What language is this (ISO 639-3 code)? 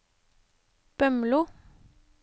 nor